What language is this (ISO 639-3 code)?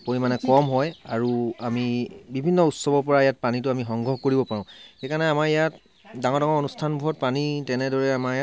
asm